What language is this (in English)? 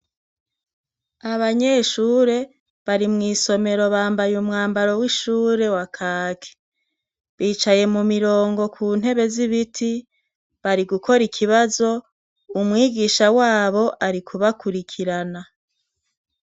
Rundi